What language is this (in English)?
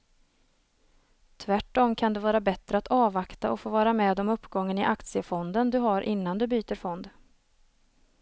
Swedish